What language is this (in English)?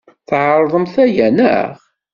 Kabyle